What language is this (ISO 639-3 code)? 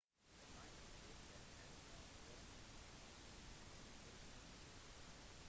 nob